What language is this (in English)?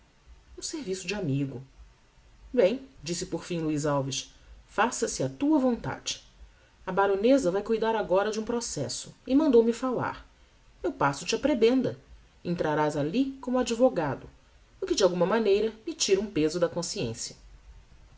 Portuguese